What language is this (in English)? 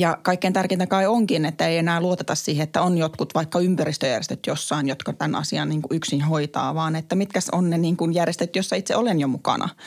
Finnish